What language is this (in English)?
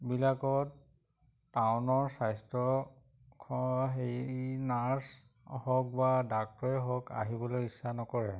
Assamese